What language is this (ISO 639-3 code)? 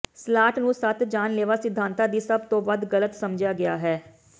pan